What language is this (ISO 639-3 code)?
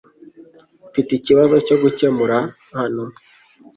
kin